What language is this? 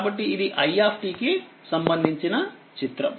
Telugu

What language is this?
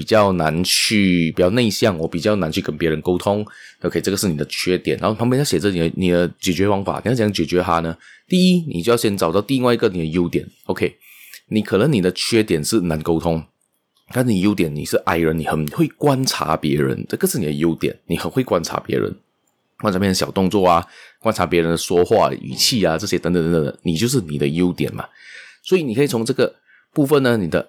Chinese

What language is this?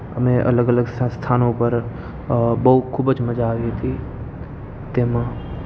Gujarati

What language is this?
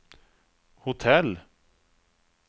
Swedish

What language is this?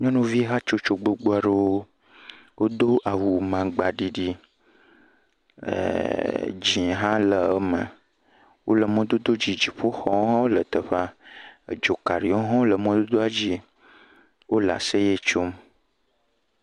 Ewe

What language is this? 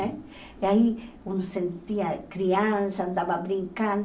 Portuguese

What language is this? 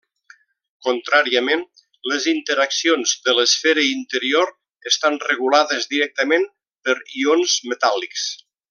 Catalan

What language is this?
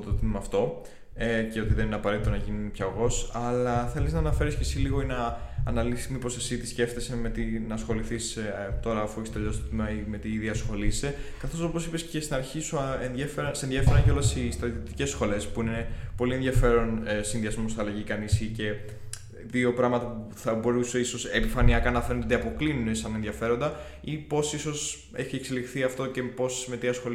Greek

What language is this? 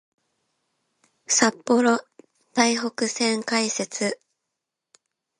Japanese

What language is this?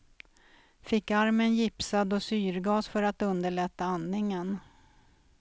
Swedish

